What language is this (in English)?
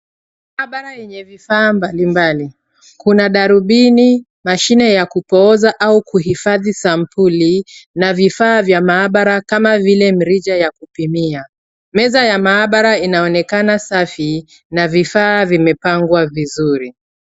Swahili